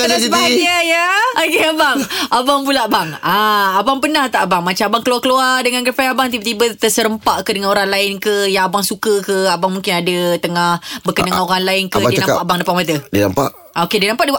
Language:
Malay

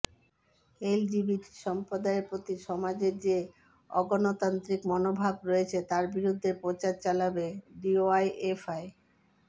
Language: Bangla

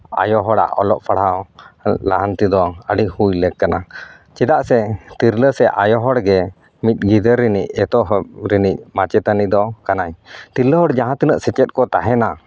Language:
Santali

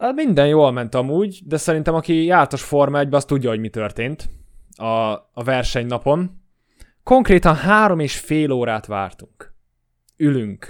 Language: Hungarian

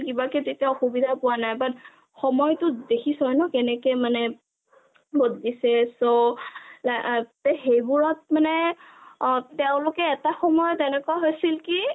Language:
Assamese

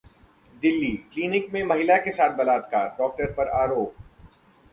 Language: Hindi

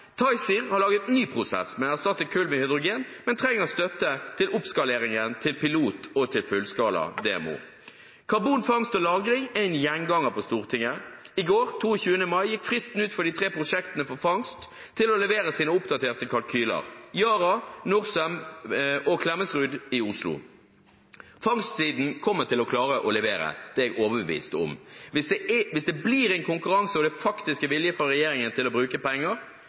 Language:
Norwegian Bokmål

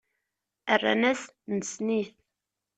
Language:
Kabyle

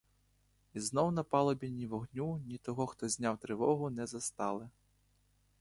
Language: Ukrainian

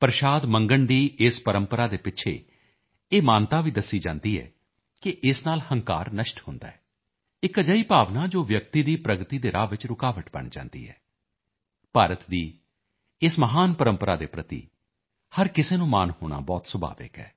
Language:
Punjabi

